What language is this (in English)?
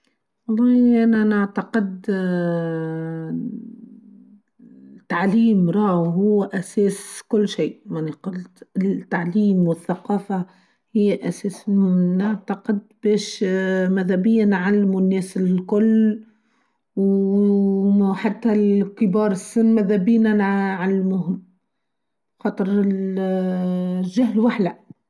Tunisian Arabic